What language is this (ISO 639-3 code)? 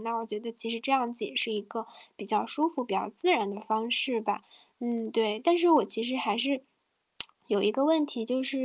zho